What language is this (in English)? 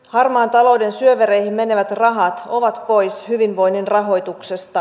Finnish